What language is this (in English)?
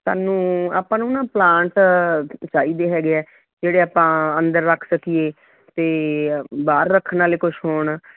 Punjabi